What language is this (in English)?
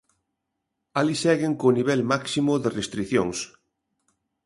Galician